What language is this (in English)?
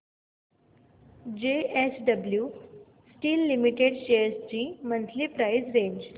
Marathi